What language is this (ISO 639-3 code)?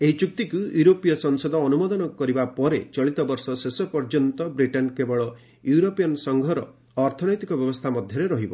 ori